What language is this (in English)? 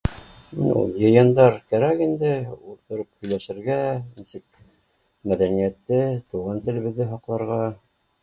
Bashkir